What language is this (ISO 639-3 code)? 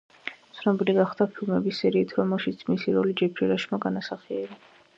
kat